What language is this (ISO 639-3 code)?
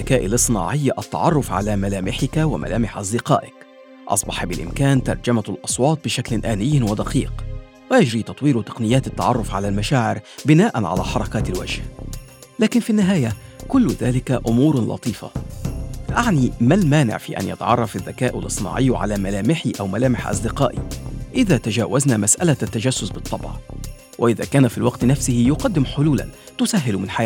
ara